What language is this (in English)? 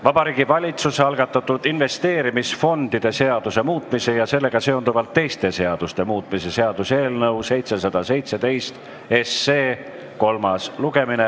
Estonian